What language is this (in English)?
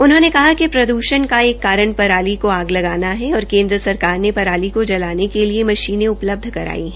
Hindi